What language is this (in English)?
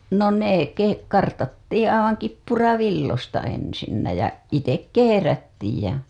Finnish